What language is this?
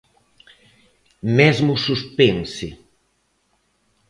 Galician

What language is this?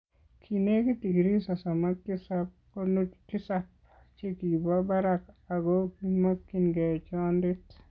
Kalenjin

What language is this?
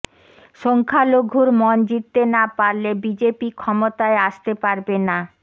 Bangla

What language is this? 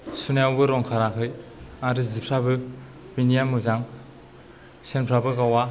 Bodo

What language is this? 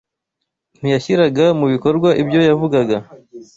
Kinyarwanda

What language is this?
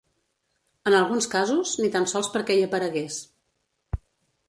Catalan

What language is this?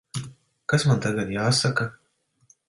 Latvian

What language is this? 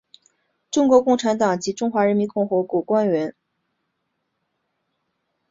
Chinese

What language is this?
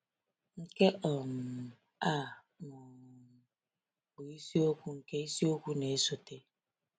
Igbo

